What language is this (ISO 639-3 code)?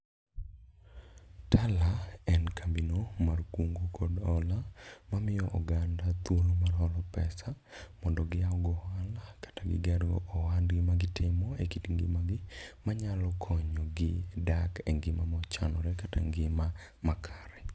luo